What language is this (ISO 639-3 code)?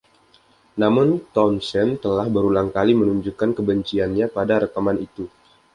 ind